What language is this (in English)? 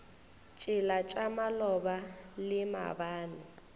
Northern Sotho